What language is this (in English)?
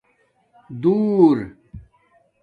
Domaaki